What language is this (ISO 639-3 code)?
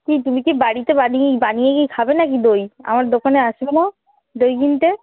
ben